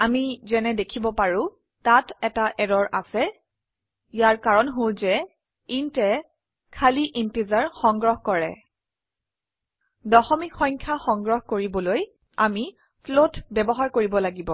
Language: Assamese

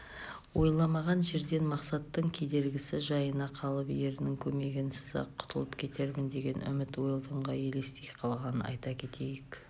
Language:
Kazakh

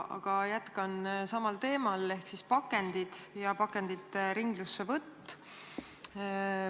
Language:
Estonian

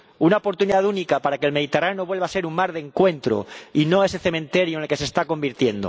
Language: Spanish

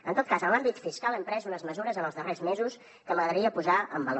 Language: Catalan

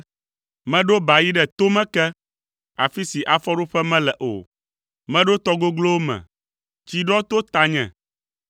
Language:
Ewe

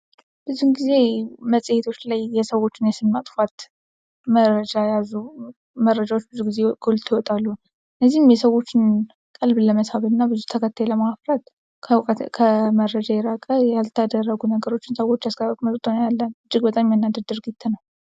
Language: Amharic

